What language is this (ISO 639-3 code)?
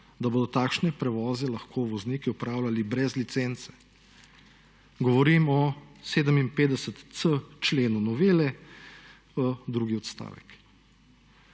slv